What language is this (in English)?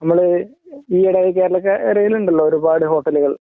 Malayalam